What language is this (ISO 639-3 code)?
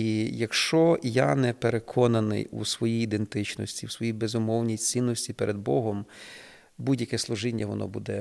ukr